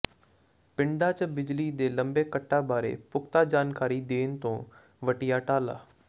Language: Punjabi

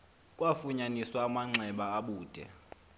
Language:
Xhosa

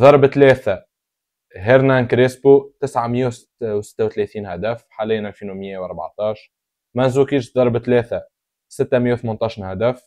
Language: Arabic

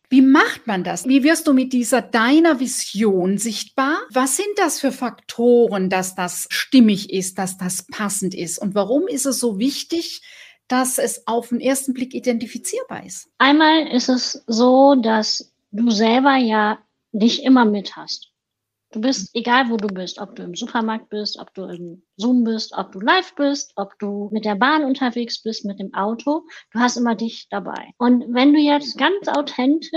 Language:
German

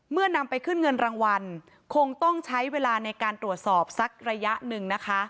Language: Thai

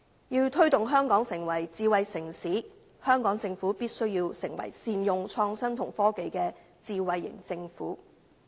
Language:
Cantonese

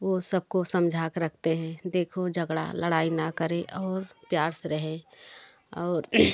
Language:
Hindi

